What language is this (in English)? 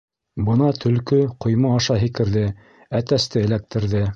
Bashkir